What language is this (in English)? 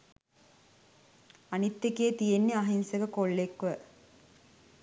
Sinhala